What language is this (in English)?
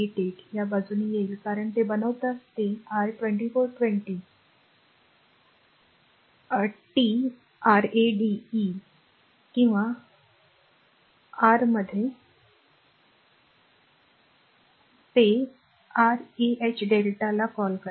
Marathi